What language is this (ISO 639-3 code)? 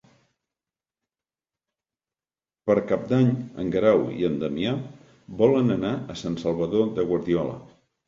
cat